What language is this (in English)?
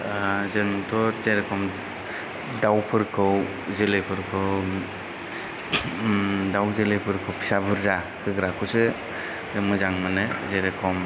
Bodo